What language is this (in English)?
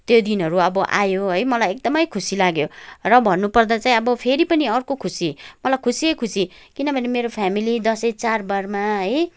Nepali